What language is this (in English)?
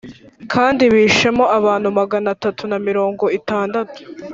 Kinyarwanda